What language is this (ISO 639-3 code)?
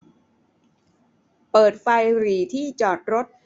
tha